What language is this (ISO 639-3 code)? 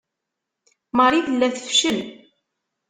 kab